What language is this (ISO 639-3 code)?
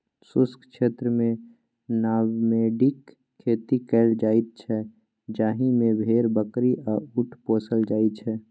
mai